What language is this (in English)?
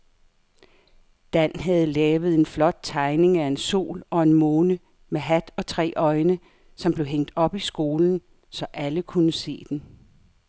Danish